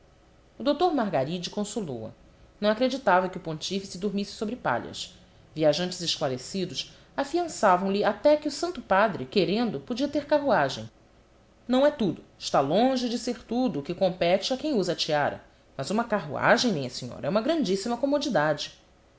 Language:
Portuguese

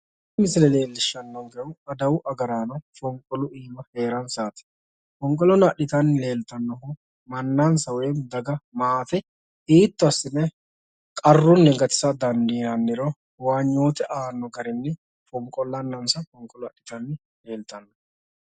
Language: Sidamo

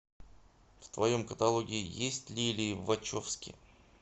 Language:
Russian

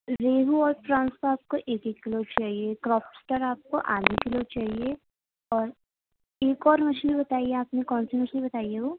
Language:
Urdu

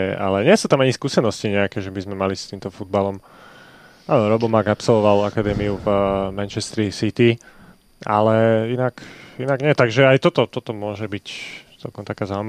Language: Slovak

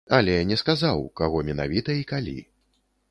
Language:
Belarusian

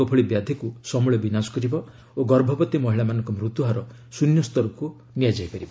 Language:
Odia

